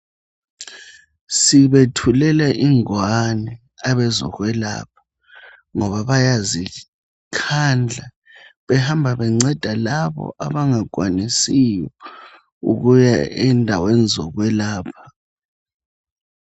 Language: North Ndebele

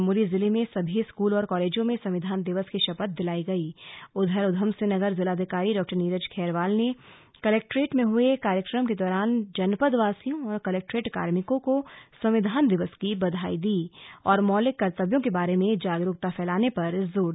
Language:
Hindi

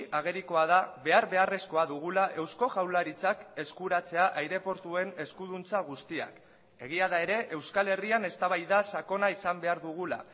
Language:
Basque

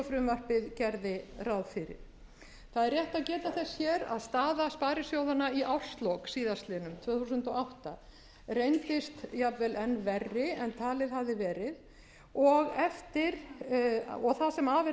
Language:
Icelandic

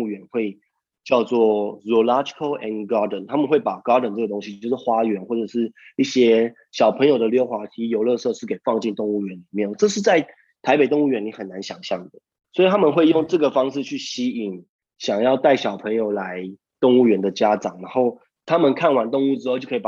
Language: Chinese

